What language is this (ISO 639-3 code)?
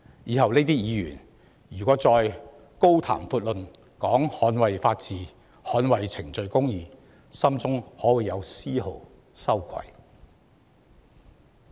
yue